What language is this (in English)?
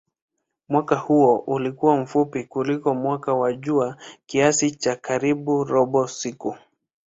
Swahili